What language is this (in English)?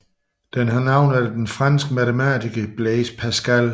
Danish